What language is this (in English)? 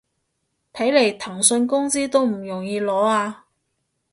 Cantonese